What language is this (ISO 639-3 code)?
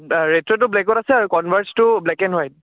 asm